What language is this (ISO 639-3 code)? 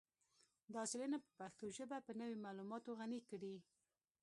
pus